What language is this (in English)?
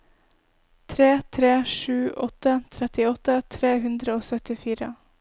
Norwegian